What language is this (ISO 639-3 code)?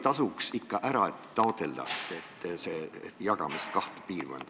est